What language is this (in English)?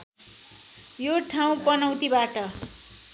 Nepali